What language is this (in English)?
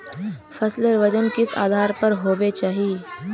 Magahi